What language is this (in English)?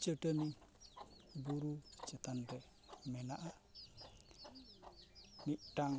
Santali